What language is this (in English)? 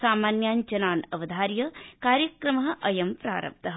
Sanskrit